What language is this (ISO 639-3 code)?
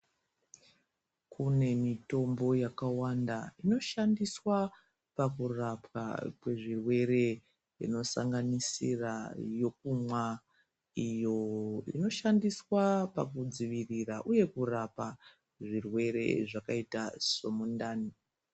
ndc